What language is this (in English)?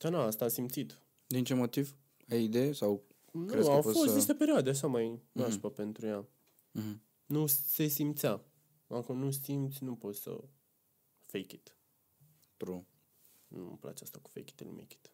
Romanian